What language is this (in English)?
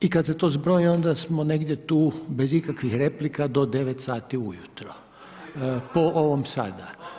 Croatian